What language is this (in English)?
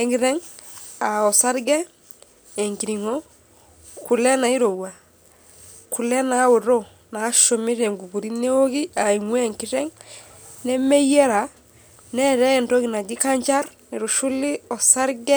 Masai